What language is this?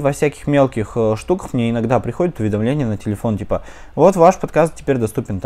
Russian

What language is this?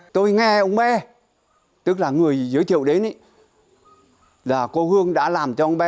Vietnamese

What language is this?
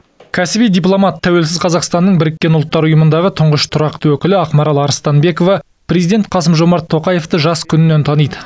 Kazakh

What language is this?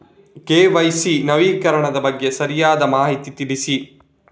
Kannada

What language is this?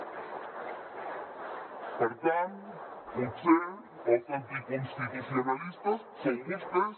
Catalan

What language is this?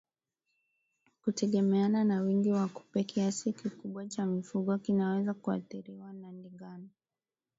Swahili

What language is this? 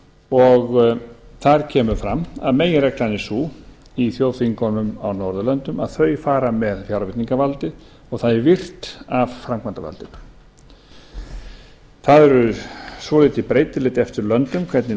Icelandic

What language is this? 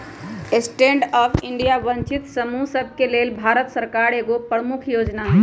Magahi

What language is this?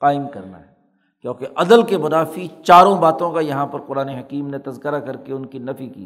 Urdu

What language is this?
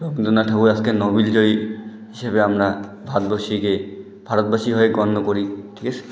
Bangla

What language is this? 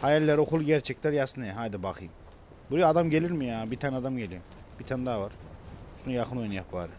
Turkish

